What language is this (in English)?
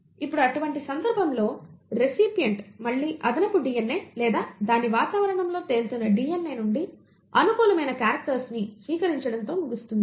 Telugu